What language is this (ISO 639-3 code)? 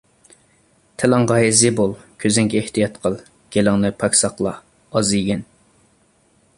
uig